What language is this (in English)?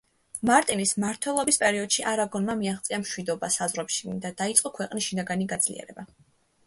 Georgian